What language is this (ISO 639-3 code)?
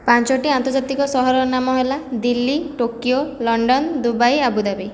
ori